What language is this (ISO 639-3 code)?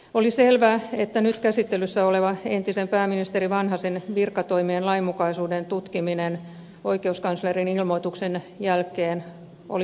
fin